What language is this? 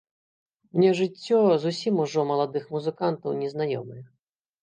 Belarusian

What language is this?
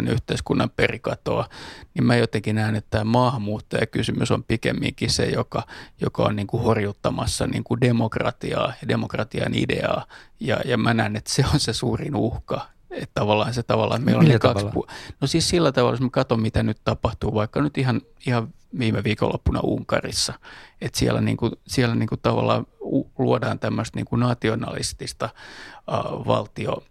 Finnish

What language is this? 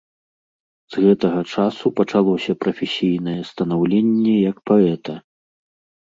Belarusian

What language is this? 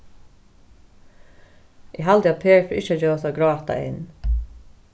Faroese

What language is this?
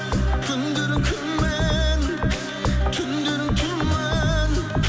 Kazakh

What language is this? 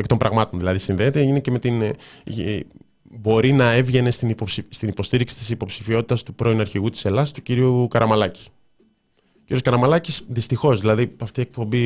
Greek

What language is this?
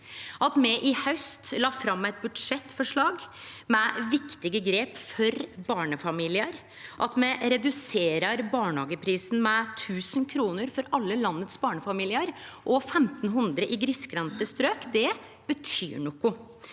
Norwegian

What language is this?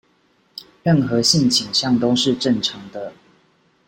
Chinese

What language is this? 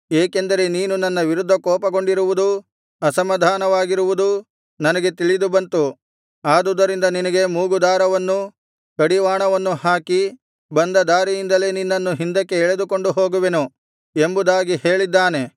Kannada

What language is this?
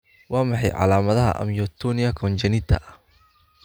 Somali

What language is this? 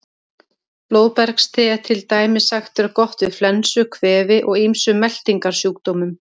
Icelandic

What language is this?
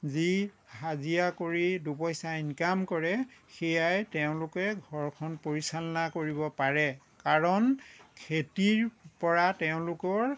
Assamese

